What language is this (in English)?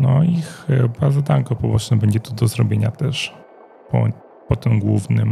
Polish